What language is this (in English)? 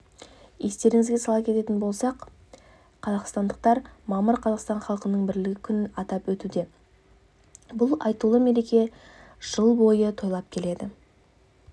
Kazakh